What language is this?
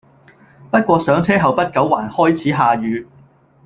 Cantonese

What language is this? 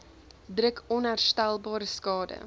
Afrikaans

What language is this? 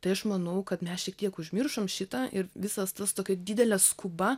Lithuanian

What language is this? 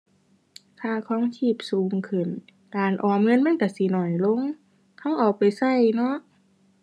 Thai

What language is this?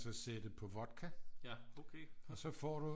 Danish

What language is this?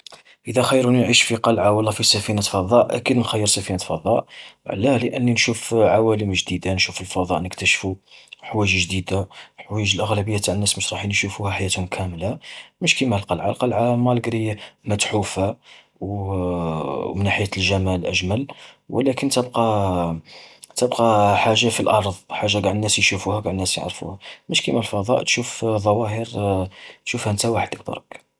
Algerian Arabic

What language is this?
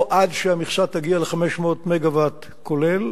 Hebrew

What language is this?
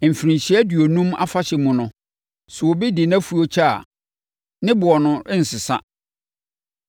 Akan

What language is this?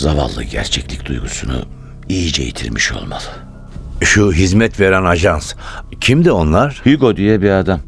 Turkish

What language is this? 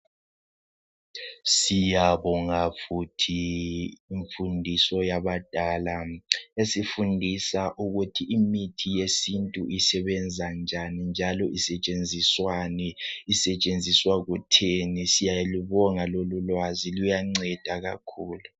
North Ndebele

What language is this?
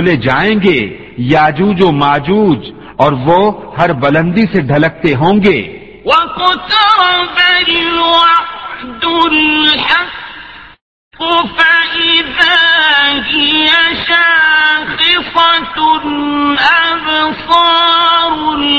Urdu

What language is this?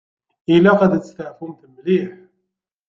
Kabyle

